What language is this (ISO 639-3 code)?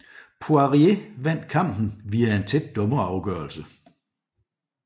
dan